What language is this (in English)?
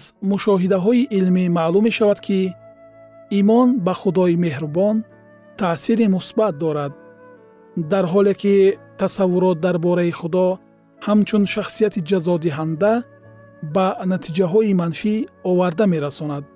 Persian